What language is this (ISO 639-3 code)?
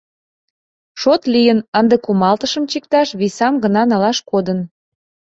chm